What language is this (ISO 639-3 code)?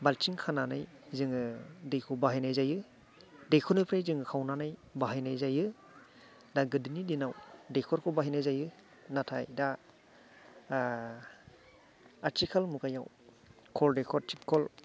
brx